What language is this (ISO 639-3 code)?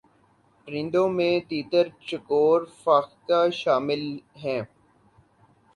urd